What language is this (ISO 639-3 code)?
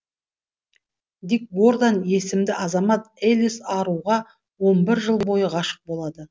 kaz